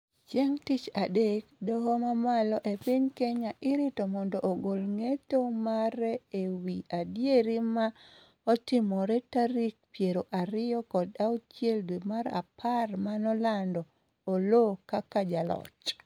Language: Luo (Kenya and Tanzania)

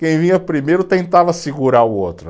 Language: Portuguese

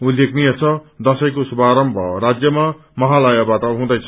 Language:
Nepali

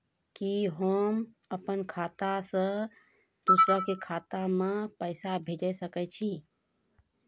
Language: Maithili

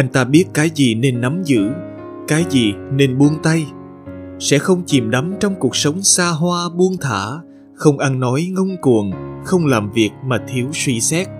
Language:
Vietnamese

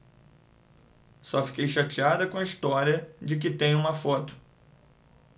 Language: Portuguese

